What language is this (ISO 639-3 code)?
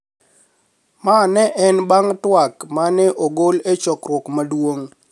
luo